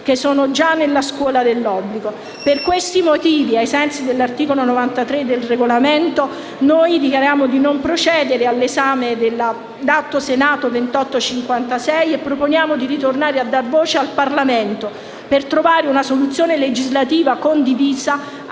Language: Italian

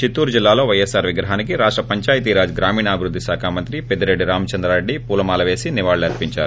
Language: Telugu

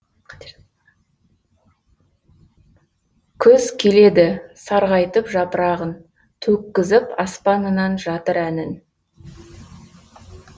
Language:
Kazakh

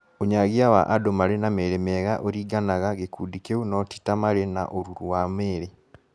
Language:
Kikuyu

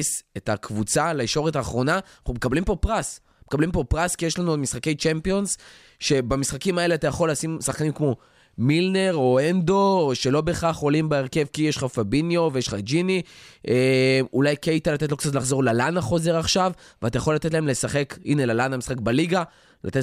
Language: Hebrew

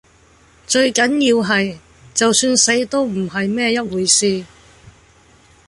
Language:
Cantonese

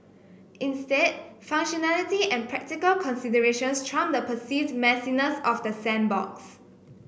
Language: English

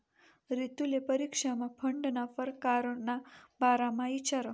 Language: Marathi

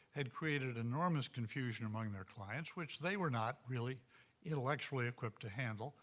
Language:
English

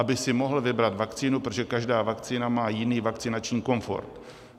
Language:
Czech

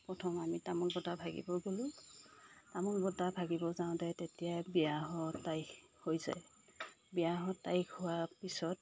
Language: Assamese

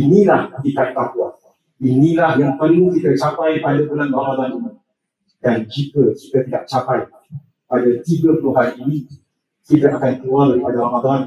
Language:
Malay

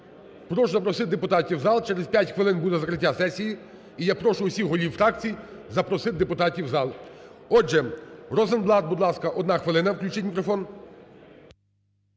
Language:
Ukrainian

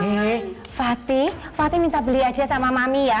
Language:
Indonesian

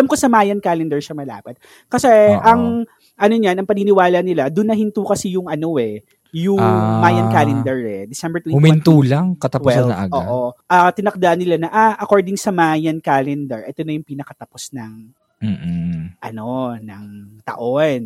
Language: Filipino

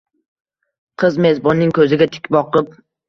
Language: Uzbek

